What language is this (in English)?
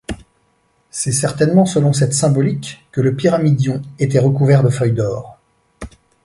French